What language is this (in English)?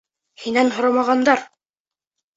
Bashkir